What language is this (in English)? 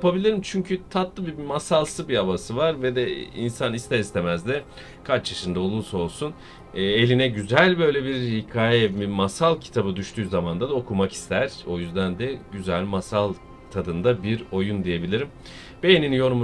Turkish